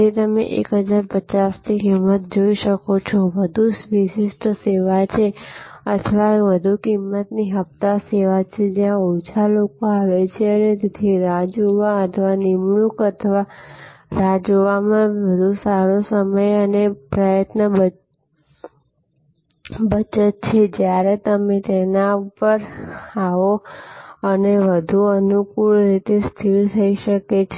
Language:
Gujarati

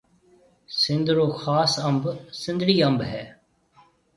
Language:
Marwari (Pakistan)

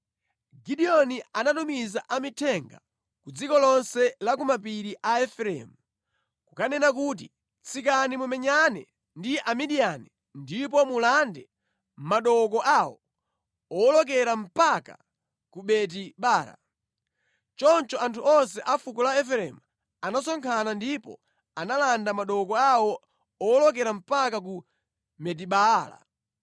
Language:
Nyanja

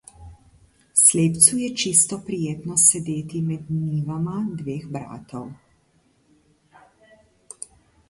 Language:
Slovenian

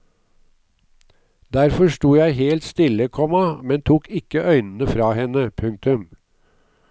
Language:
Norwegian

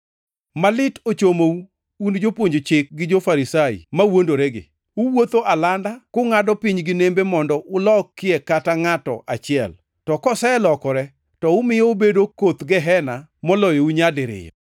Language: Luo (Kenya and Tanzania)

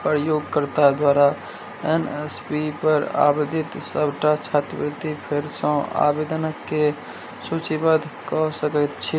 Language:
Maithili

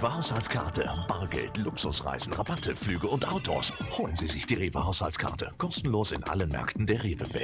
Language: German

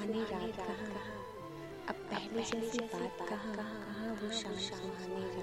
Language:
Hindi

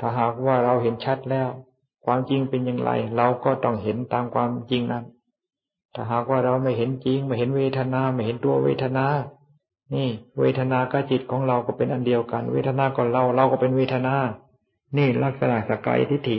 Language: Thai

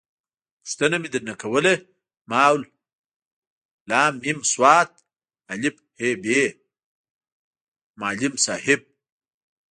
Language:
Pashto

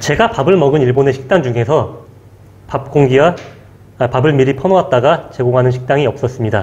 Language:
Korean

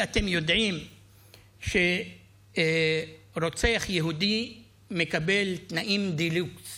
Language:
Hebrew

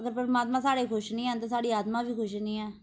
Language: Dogri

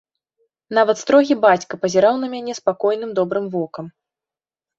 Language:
Belarusian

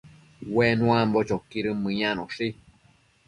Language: Matsés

